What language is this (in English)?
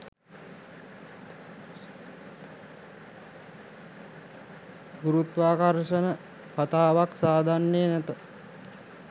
Sinhala